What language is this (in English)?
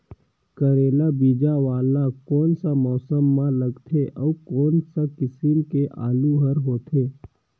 Chhattisgarhi